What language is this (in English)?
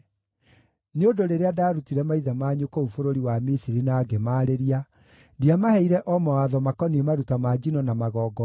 Kikuyu